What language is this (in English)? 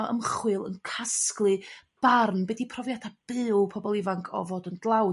Welsh